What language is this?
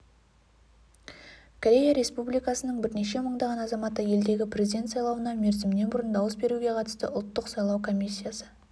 Kazakh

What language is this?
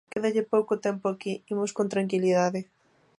Galician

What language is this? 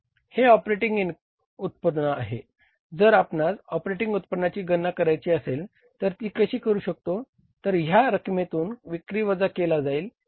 Marathi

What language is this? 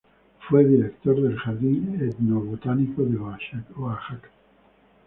Spanish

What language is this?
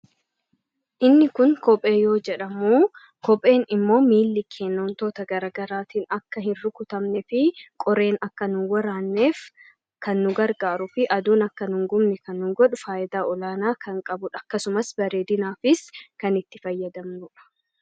Oromo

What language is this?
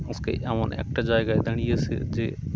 Bangla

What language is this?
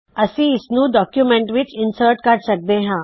Punjabi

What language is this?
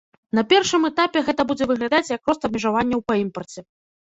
Belarusian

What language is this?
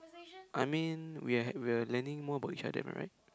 English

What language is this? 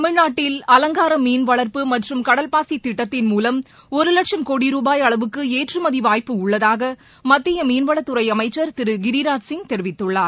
Tamil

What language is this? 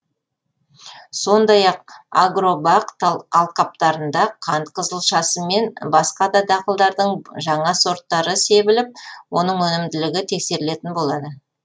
Kazakh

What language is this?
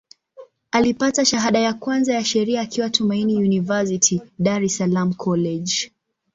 Swahili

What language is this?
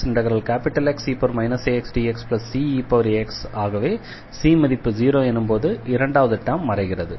Tamil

